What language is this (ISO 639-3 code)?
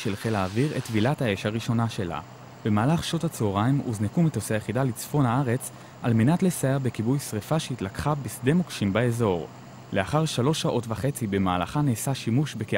heb